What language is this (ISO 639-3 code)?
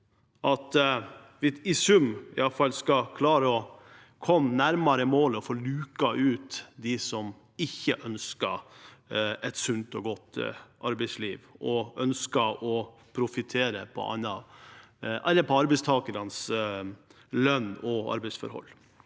nor